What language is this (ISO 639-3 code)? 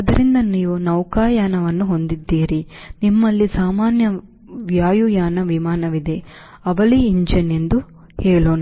kan